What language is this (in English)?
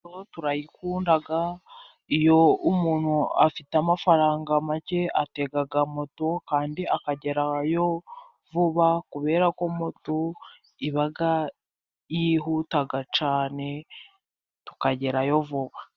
Kinyarwanda